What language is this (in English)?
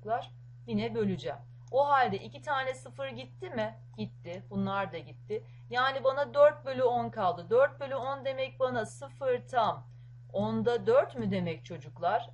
Turkish